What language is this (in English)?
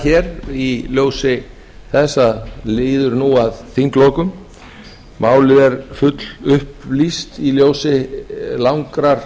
Icelandic